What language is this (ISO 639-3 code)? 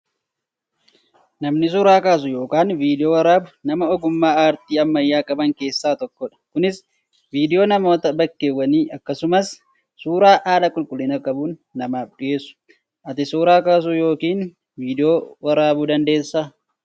orm